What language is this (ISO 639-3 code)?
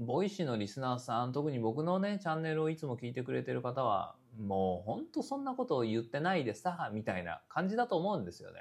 jpn